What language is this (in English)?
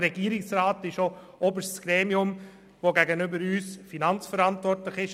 Swiss German